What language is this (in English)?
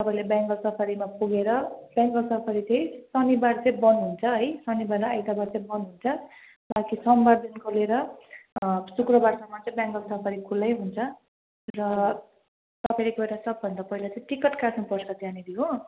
Nepali